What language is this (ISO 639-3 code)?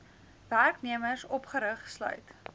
afr